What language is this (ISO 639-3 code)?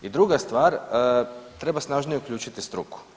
hrv